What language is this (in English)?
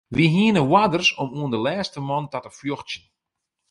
Western Frisian